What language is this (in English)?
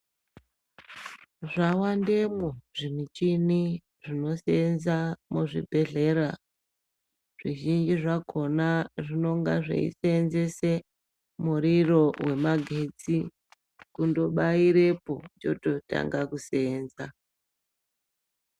Ndau